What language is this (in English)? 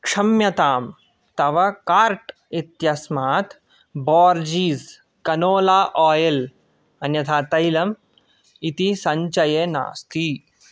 Sanskrit